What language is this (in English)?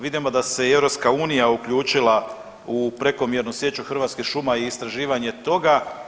Croatian